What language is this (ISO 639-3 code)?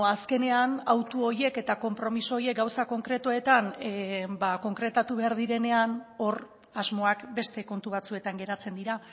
eus